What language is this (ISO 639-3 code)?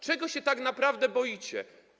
pol